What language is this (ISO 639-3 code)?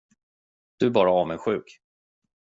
swe